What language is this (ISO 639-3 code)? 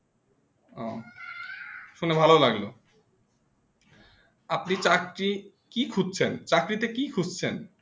ben